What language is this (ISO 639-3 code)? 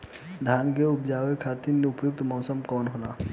bho